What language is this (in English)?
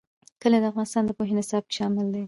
Pashto